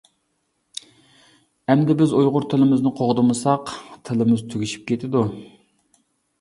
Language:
Uyghur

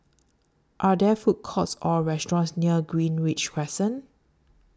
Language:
English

